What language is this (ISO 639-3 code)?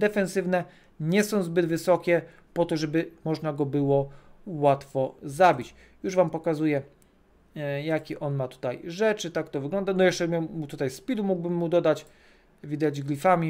pol